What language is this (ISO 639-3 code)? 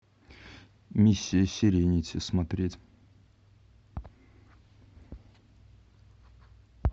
rus